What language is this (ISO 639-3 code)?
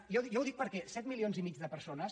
cat